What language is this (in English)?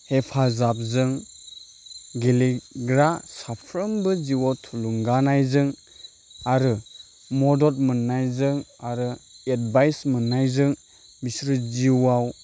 Bodo